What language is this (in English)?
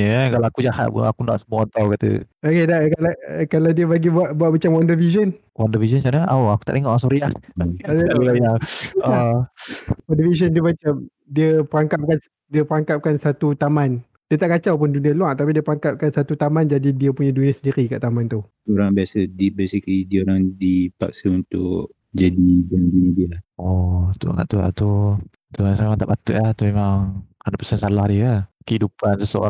Malay